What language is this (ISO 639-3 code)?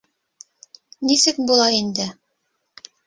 bak